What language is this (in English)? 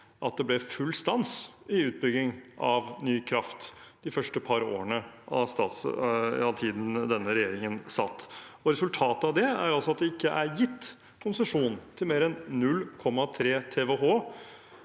Norwegian